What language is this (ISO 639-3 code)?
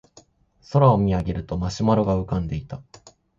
jpn